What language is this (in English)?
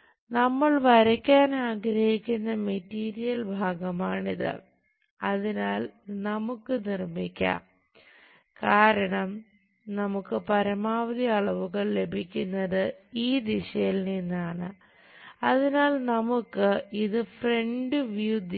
Malayalam